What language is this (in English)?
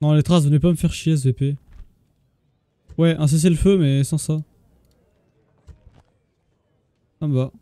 French